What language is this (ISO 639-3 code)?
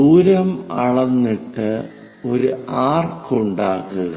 mal